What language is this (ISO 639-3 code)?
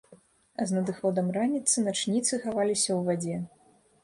bel